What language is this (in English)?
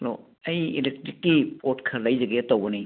Manipuri